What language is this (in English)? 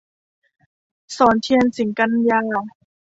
Thai